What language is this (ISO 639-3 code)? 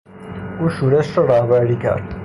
fas